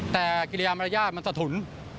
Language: Thai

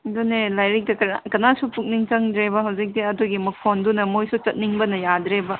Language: Manipuri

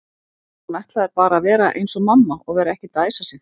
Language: Icelandic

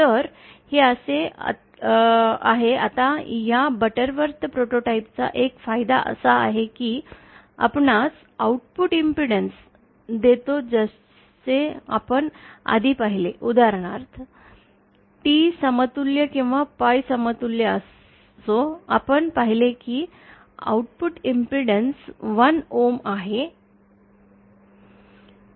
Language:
Marathi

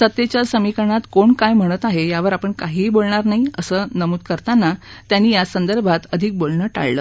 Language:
Marathi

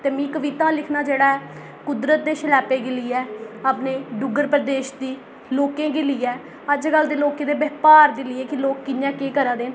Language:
Dogri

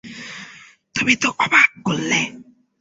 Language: Bangla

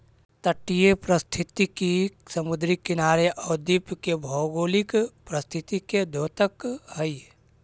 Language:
Magahi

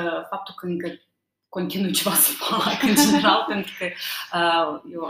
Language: Romanian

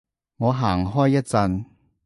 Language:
Cantonese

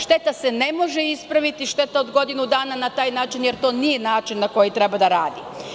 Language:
Serbian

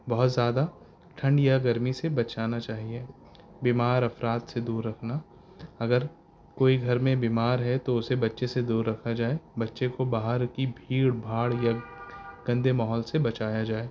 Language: Urdu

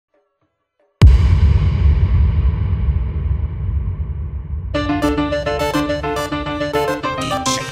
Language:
Persian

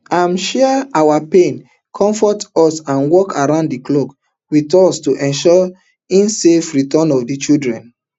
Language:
Nigerian Pidgin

